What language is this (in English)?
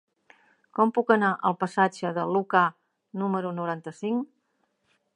Catalan